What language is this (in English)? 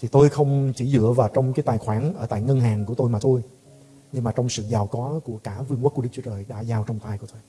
Vietnamese